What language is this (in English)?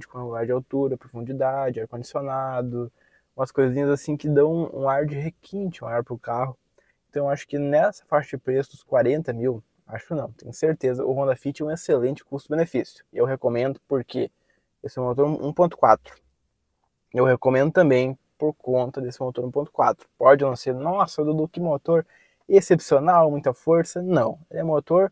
Portuguese